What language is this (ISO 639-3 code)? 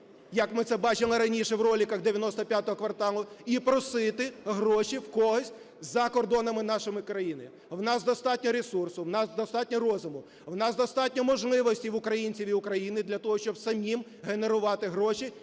ukr